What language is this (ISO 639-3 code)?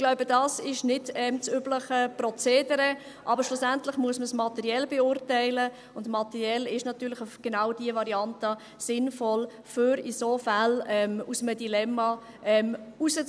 gsw